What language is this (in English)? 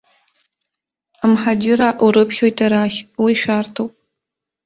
Abkhazian